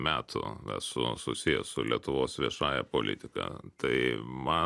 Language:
Lithuanian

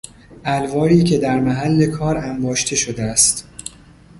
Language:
Persian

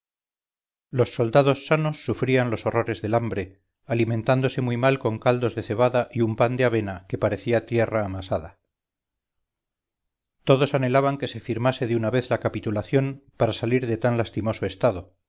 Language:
Spanish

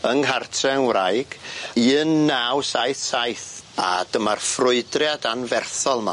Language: Welsh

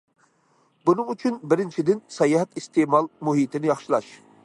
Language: Uyghur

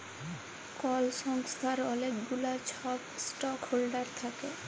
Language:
Bangla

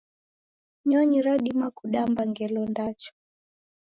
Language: Taita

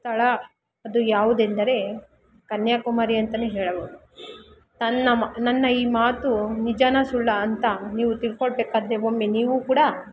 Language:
Kannada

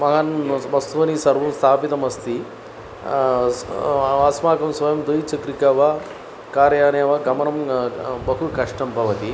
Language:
Sanskrit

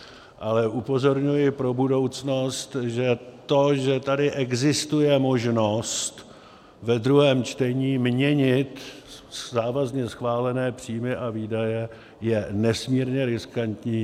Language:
Czech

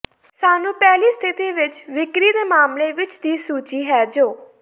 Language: Punjabi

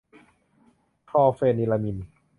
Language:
Thai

